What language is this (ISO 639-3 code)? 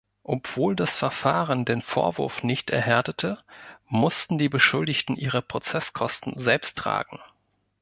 deu